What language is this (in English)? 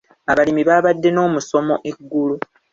Ganda